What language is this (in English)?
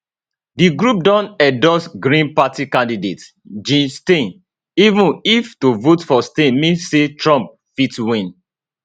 Nigerian Pidgin